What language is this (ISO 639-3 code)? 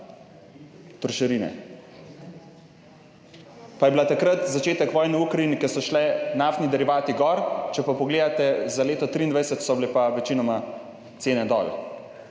slv